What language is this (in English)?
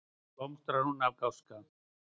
Icelandic